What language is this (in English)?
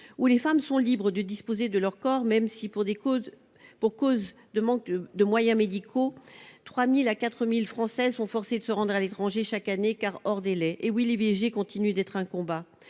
French